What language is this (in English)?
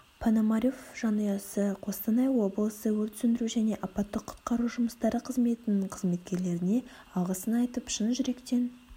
Kazakh